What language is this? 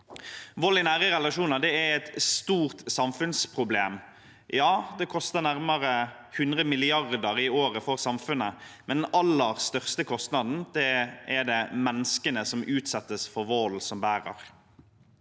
Norwegian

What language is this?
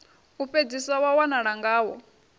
Venda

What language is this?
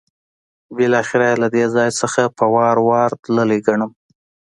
Pashto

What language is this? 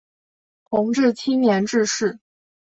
Chinese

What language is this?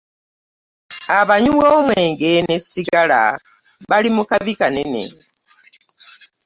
Ganda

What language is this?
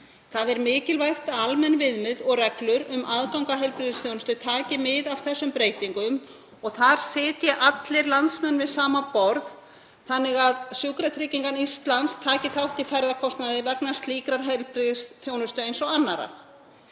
Icelandic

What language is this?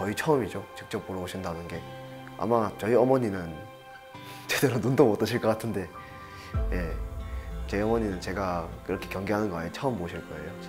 Korean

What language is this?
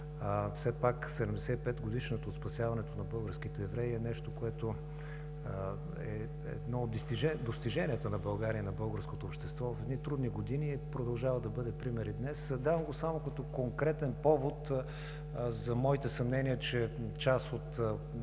Bulgarian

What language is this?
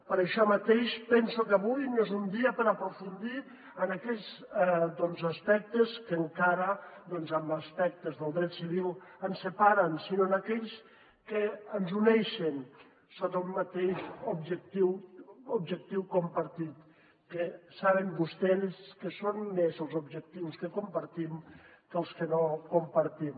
Catalan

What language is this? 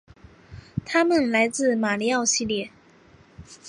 Chinese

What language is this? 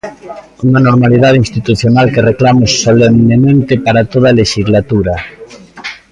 Galician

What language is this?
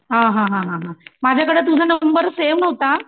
Marathi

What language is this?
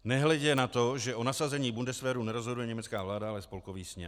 Czech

